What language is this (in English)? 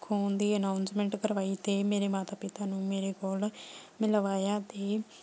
Punjabi